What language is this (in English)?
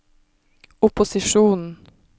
Norwegian